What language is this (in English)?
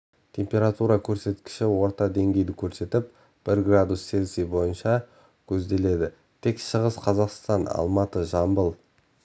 Kazakh